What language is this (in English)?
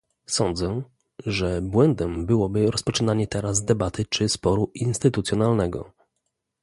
Polish